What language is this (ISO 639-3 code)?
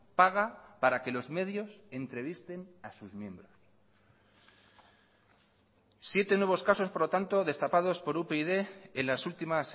spa